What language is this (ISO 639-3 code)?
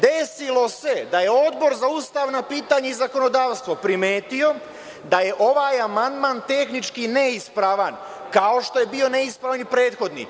srp